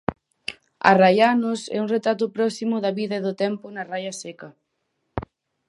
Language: Galician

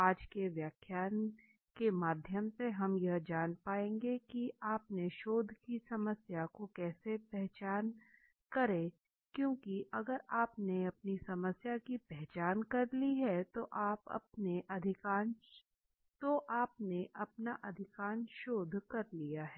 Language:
Hindi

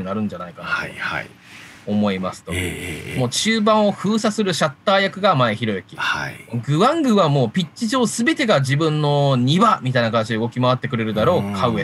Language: Japanese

